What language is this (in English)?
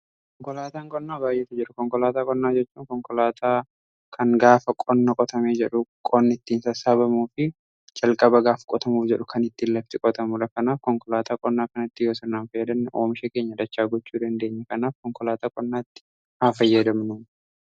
Oromo